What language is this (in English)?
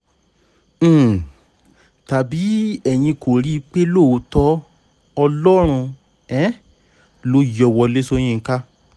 Yoruba